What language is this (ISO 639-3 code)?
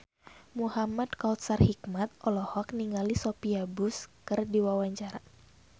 sun